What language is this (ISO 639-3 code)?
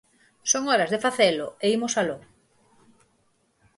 glg